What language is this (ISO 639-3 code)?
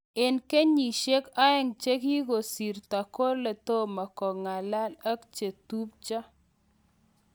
kln